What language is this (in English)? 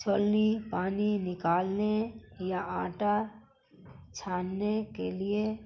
Urdu